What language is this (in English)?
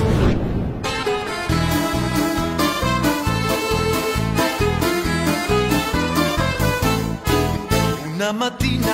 Italian